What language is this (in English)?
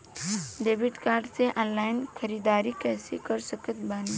Bhojpuri